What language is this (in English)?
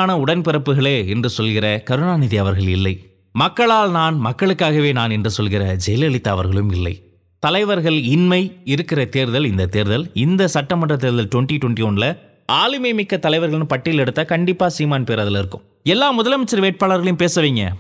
Tamil